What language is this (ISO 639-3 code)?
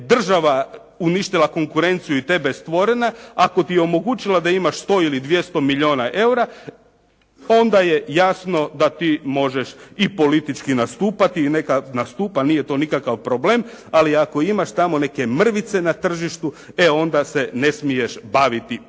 hrv